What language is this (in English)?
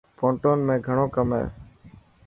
Dhatki